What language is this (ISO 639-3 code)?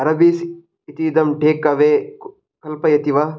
san